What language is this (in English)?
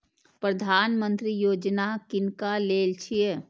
Maithili